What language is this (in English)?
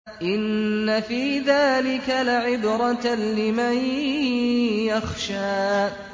Arabic